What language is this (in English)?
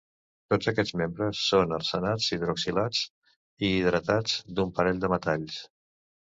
Catalan